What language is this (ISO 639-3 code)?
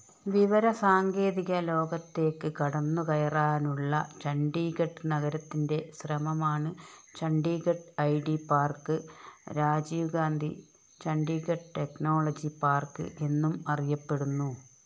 mal